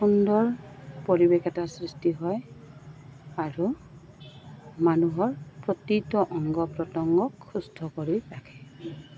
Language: Assamese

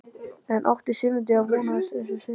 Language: Icelandic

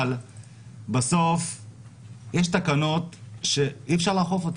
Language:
Hebrew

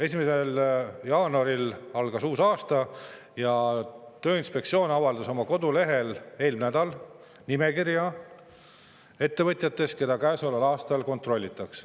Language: Estonian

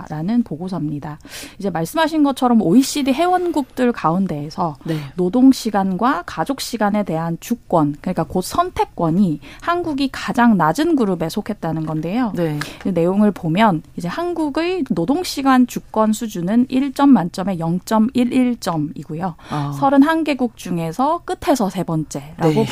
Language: Korean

